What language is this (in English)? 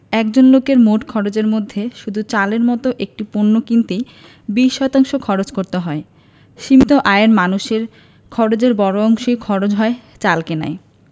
Bangla